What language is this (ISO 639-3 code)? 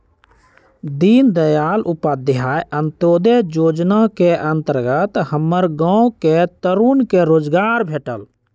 mag